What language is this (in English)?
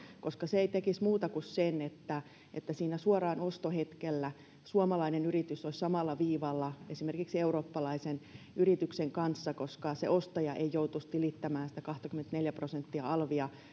Finnish